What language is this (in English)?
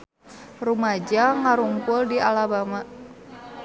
Sundanese